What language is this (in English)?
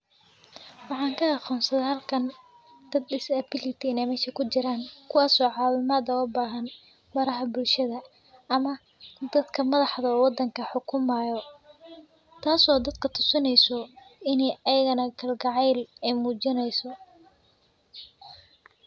Somali